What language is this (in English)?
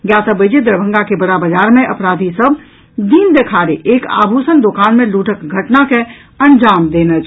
Maithili